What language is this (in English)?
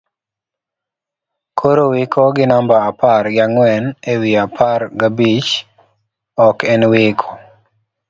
Luo (Kenya and Tanzania)